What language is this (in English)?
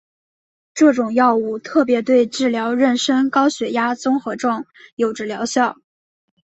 Chinese